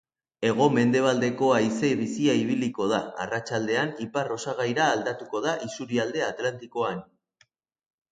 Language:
Basque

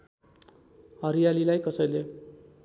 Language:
Nepali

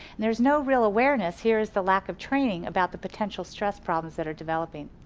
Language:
English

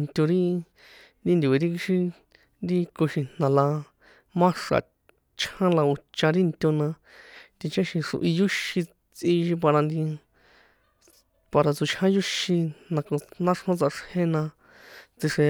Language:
San Juan Atzingo Popoloca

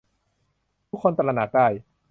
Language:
Thai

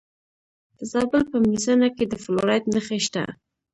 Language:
Pashto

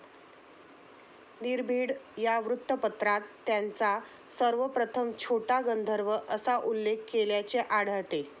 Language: Marathi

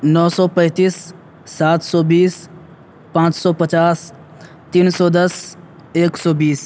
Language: Urdu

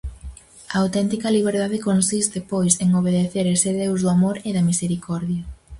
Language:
Galician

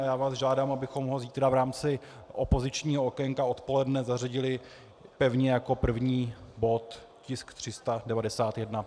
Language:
Czech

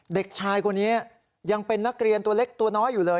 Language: Thai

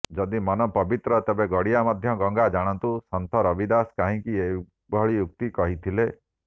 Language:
Odia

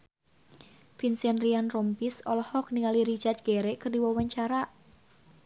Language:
Sundanese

